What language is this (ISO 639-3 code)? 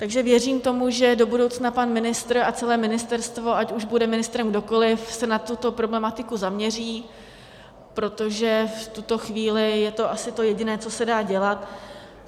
ces